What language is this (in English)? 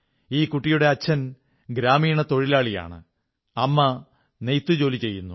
Malayalam